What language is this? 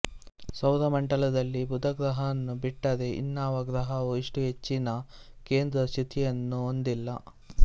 Kannada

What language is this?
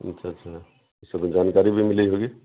Urdu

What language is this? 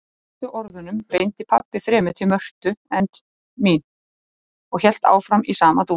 Icelandic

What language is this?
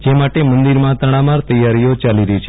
Gujarati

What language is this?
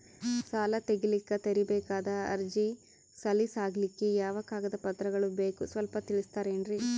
Kannada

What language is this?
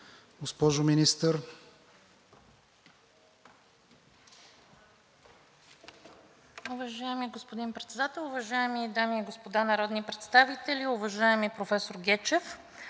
Bulgarian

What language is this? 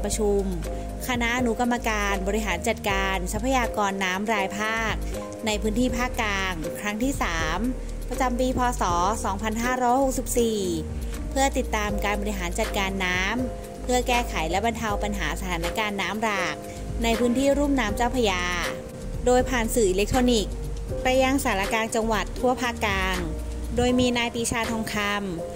Thai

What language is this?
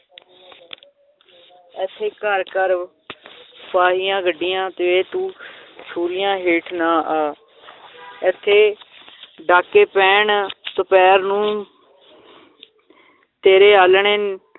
Punjabi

